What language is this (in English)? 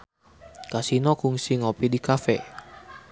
Sundanese